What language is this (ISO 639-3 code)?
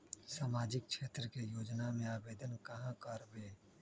mag